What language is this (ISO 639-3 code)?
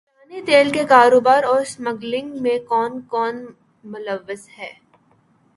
urd